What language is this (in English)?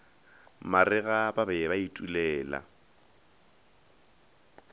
Northern Sotho